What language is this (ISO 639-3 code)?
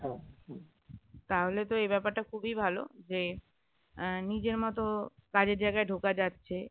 ben